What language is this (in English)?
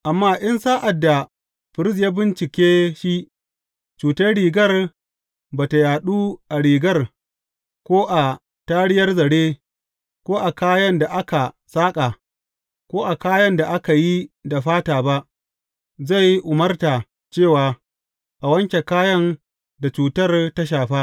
Hausa